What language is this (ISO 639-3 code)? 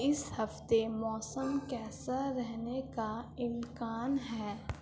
urd